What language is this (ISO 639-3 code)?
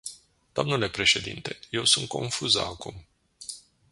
ron